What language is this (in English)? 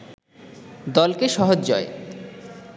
Bangla